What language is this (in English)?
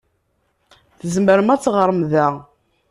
Kabyle